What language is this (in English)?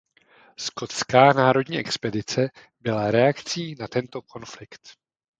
Czech